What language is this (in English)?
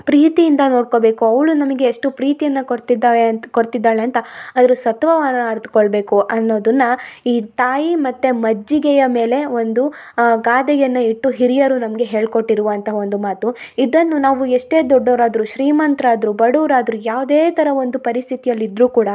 Kannada